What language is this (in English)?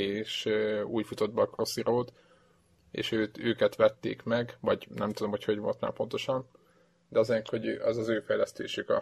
Hungarian